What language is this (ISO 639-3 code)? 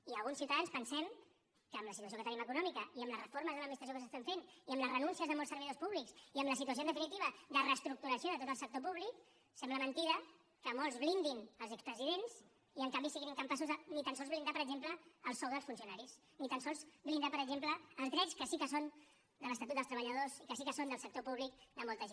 cat